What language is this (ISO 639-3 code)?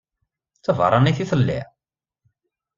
kab